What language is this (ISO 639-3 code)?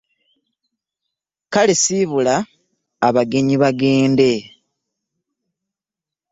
lug